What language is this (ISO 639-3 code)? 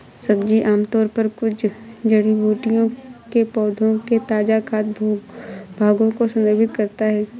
hin